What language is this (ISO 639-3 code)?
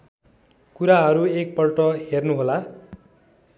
nep